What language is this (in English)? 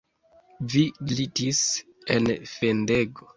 Esperanto